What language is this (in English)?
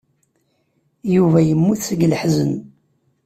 Kabyle